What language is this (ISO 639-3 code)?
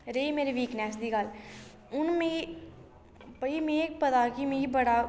doi